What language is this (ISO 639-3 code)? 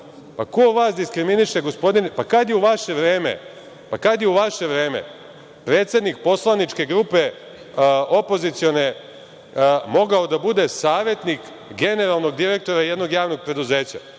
srp